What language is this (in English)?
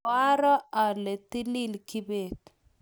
Kalenjin